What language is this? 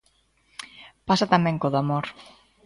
Galician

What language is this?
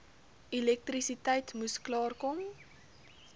Afrikaans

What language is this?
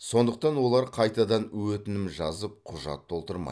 Kazakh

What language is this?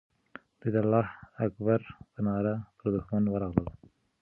Pashto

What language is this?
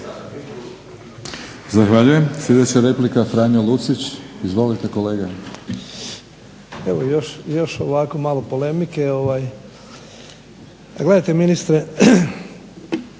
Croatian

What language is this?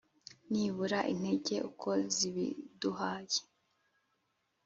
Kinyarwanda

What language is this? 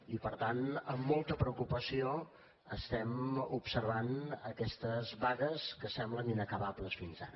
Catalan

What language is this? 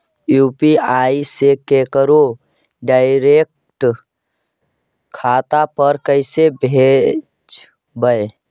Magahi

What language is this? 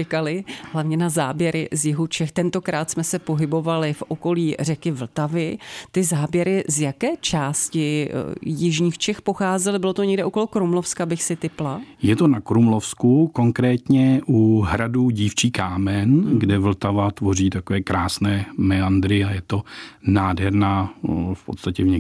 Czech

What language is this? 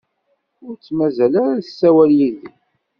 Kabyle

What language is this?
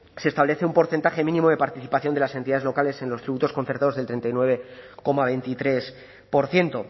Spanish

